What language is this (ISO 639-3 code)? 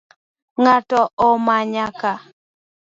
luo